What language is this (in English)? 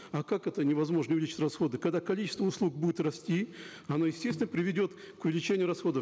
Kazakh